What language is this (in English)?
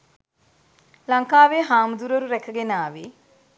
Sinhala